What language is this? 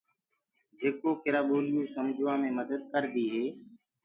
Gurgula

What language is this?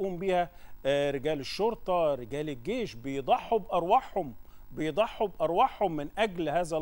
Arabic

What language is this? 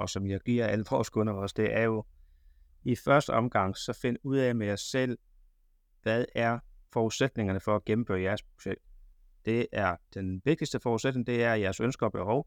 Danish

